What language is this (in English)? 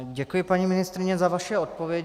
Czech